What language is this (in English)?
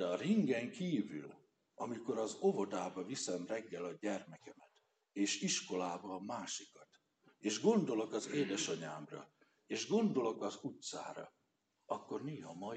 Hungarian